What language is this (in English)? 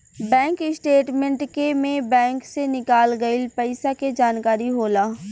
Bhojpuri